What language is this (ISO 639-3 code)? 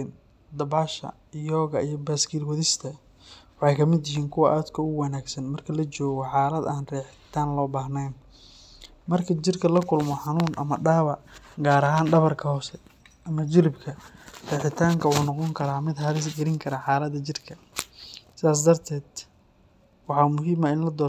som